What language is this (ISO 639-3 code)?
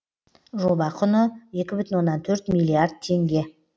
kaz